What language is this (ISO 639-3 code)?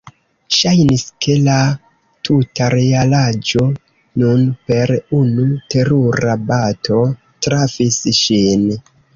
epo